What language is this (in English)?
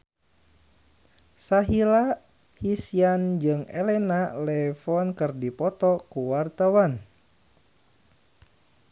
Sundanese